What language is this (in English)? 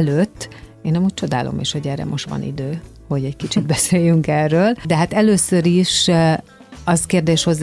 Hungarian